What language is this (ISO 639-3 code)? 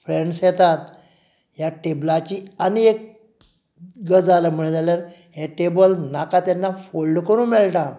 kok